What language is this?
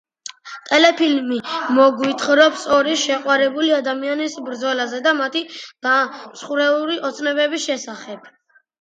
Georgian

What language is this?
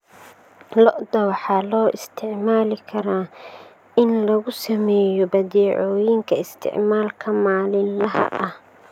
Somali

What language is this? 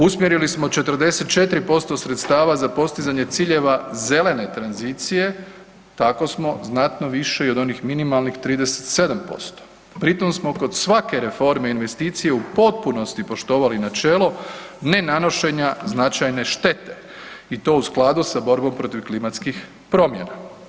Croatian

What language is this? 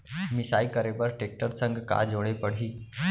Chhattisgarhi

